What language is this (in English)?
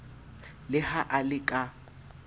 Southern Sotho